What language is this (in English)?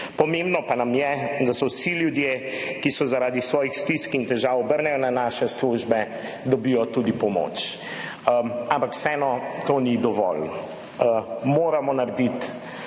Slovenian